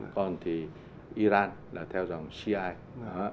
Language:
Vietnamese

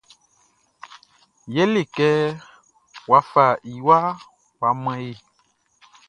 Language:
Baoulé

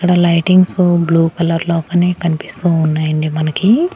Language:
Telugu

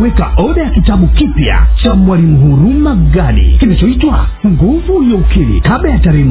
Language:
Swahili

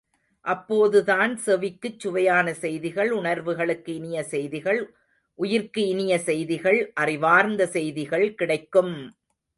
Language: Tamil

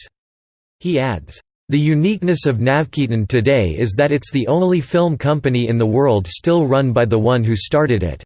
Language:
English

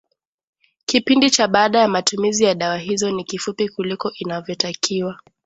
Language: Swahili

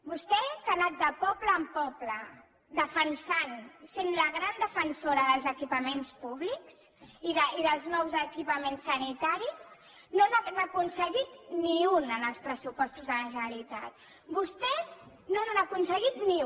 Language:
Catalan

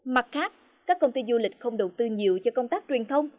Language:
Vietnamese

